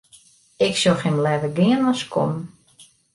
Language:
Western Frisian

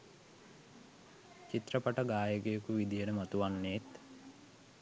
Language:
Sinhala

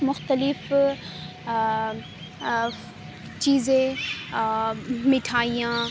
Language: Urdu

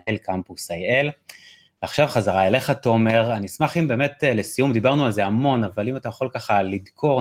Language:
Hebrew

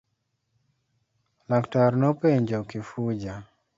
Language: Luo (Kenya and Tanzania)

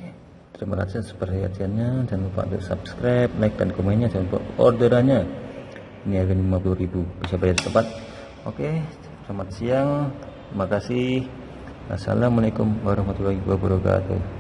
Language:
Indonesian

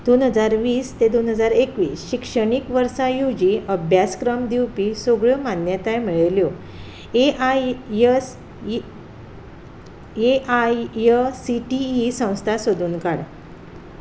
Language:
Konkani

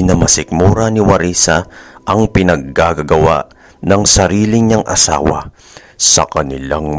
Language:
Filipino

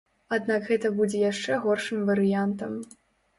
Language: Belarusian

